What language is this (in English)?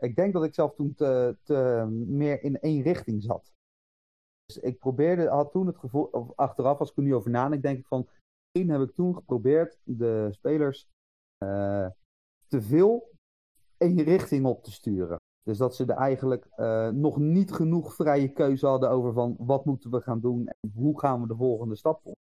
Dutch